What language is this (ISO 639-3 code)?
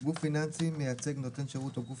heb